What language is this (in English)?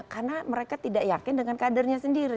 Indonesian